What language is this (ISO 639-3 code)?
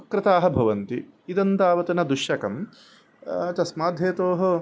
san